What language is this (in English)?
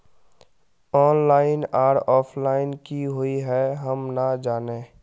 Magahi